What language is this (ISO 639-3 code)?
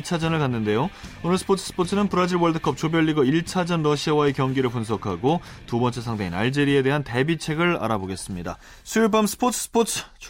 kor